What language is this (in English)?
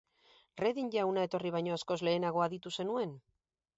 Basque